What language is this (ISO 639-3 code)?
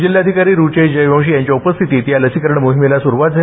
mar